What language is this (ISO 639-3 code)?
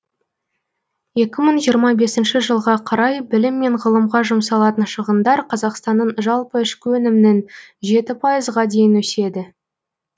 kaz